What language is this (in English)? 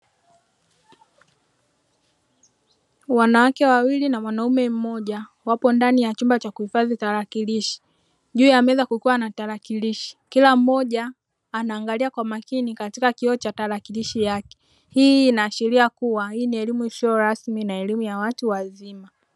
Swahili